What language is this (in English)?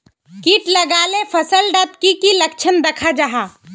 Magahi